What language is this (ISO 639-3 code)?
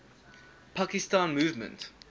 eng